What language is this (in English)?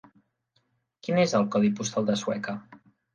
Catalan